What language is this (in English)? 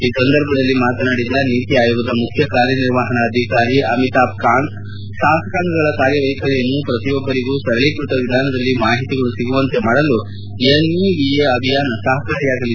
Kannada